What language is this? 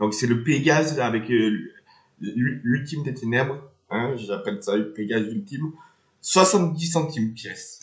French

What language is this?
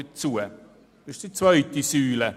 Swiss German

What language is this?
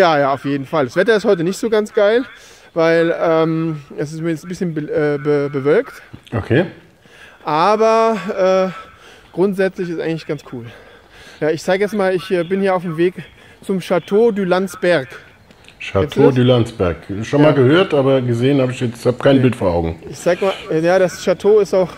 German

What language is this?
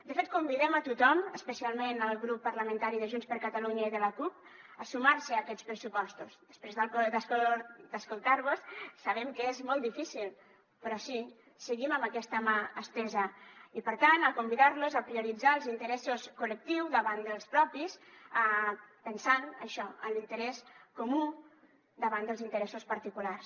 Catalan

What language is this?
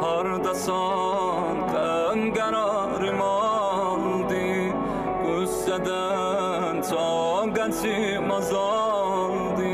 Turkish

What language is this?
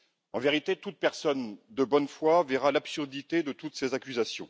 French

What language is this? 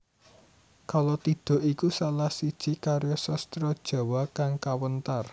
Javanese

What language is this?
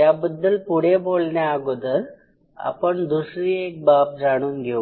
Marathi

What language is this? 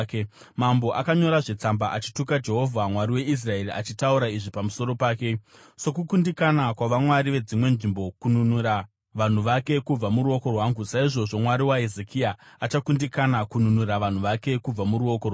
Shona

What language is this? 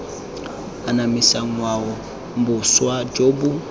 Tswana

